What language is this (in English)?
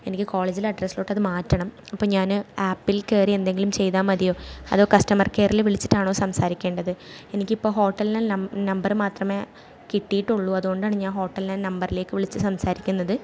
Malayalam